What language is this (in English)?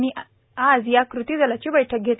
Marathi